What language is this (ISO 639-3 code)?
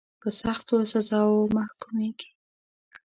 pus